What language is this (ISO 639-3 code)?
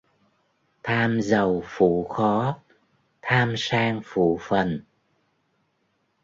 vie